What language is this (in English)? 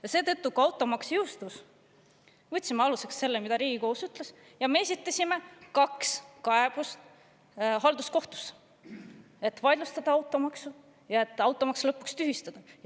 Estonian